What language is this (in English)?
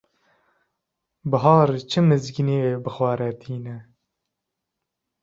Kurdish